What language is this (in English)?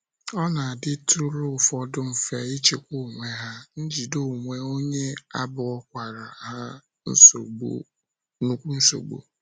Igbo